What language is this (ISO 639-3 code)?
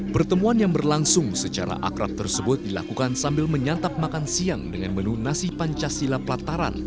ind